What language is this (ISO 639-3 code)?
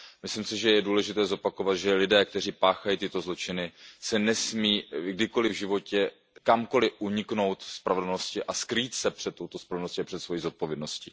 ces